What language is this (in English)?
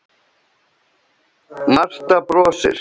Icelandic